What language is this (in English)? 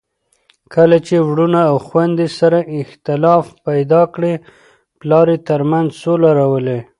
Pashto